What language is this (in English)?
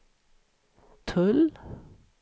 Swedish